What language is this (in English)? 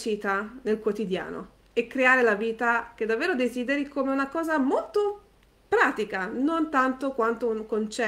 Italian